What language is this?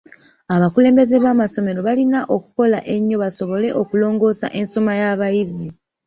Ganda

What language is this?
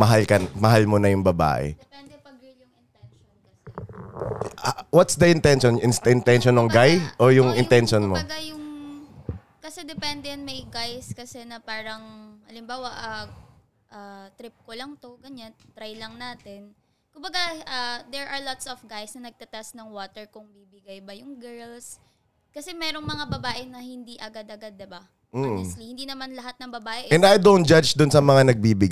Filipino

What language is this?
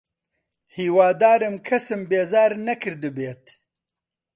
Central Kurdish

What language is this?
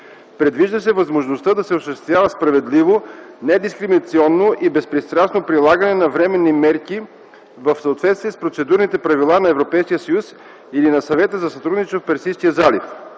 Bulgarian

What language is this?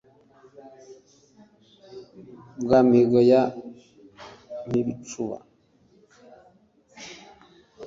Kinyarwanda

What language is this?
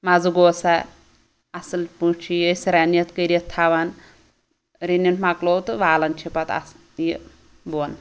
Kashmiri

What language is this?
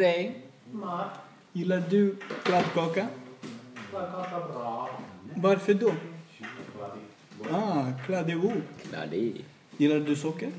Swedish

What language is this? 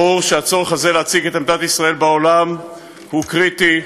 Hebrew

